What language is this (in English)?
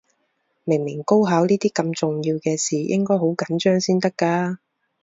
Cantonese